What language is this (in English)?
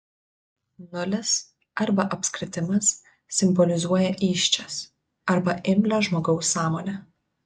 Lithuanian